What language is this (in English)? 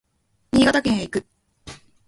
Japanese